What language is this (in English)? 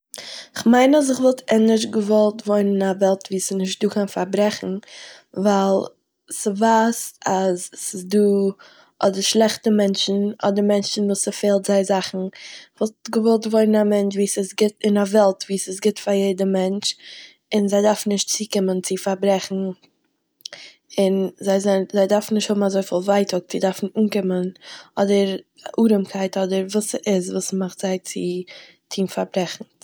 Yiddish